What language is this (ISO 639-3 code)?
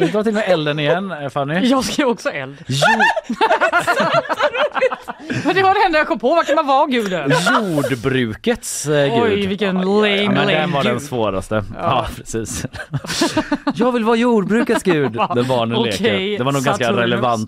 swe